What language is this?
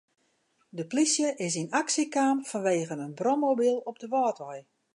Western Frisian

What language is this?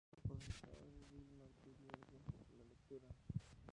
Spanish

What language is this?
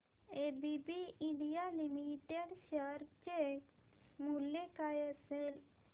Marathi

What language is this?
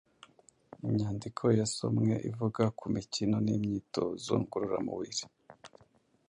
Kinyarwanda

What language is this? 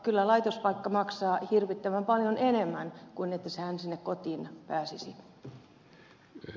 Finnish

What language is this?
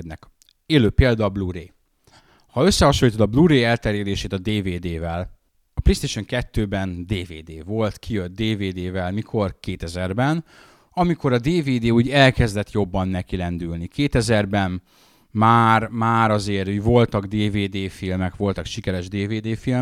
Hungarian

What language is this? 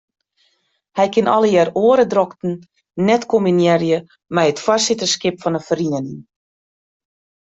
Western Frisian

